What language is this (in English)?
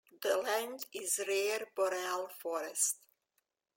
English